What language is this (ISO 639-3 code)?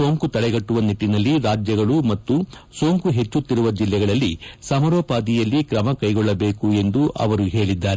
kan